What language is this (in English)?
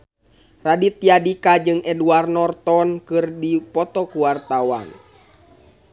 Sundanese